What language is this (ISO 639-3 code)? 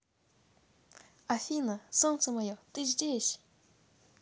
rus